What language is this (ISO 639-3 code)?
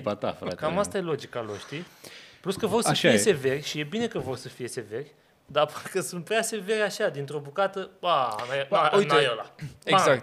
ron